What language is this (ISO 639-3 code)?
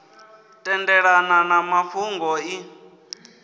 ven